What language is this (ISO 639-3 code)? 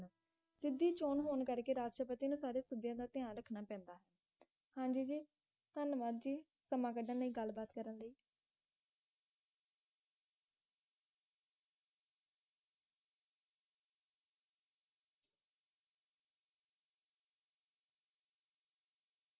pan